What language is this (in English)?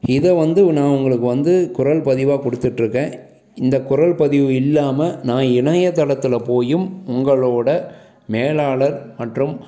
Tamil